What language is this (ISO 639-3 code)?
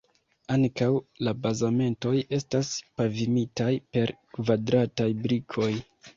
epo